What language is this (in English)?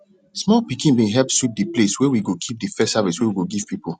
Nigerian Pidgin